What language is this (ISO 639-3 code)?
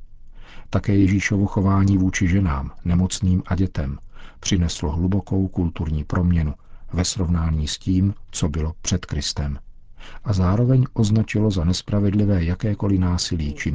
ces